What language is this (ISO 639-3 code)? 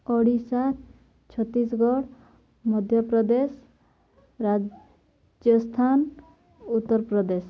ori